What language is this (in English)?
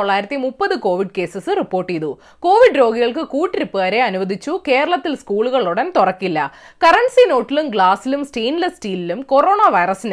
Malayalam